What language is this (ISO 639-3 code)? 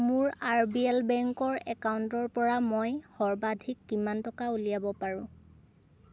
asm